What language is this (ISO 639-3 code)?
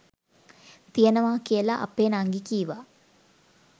sin